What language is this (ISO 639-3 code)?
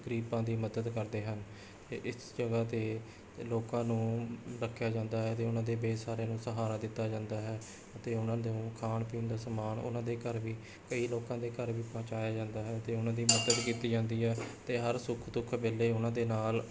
pan